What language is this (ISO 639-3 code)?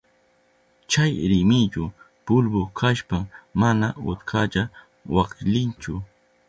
qup